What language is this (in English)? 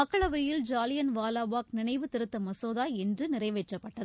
Tamil